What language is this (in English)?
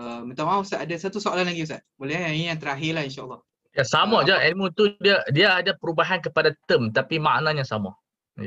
Malay